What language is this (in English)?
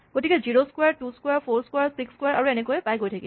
Assamese